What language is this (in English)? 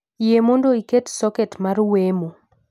Luo (Kenya and Tanzania)